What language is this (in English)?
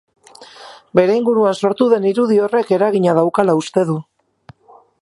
Basque